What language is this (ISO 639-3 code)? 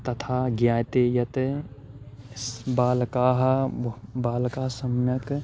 san